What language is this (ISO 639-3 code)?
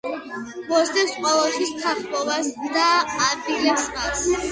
kat